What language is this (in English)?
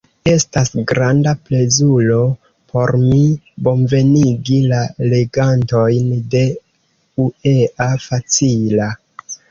Esperanto